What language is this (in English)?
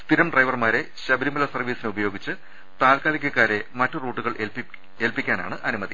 Malayalam